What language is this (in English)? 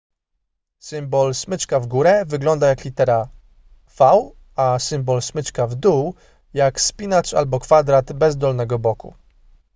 Polish